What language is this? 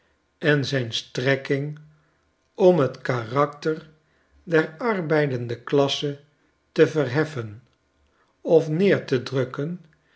Dutch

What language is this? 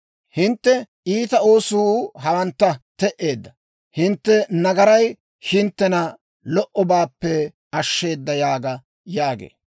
Dawro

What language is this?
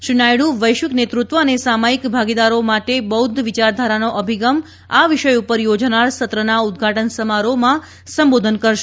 Gujarati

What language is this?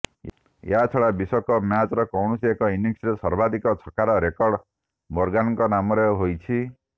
Odia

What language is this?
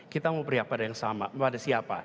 Indonesian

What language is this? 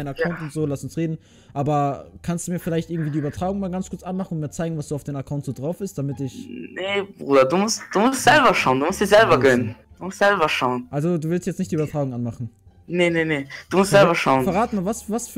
German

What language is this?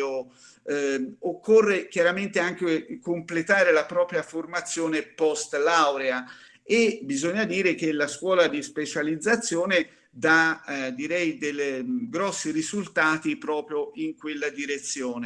Italian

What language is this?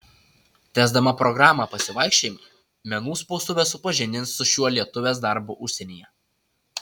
Lithuanian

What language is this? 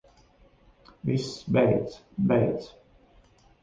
Latvian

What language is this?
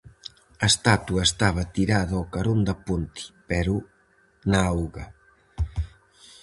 Galician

